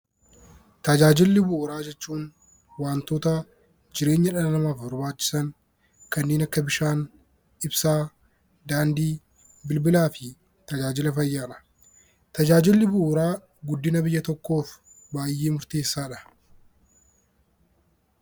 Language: Oromo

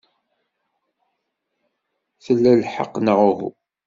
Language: Kabyle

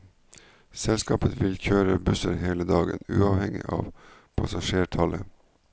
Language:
Norwegian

